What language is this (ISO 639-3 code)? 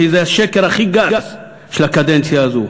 heb